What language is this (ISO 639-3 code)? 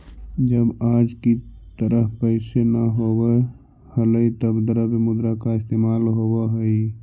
mag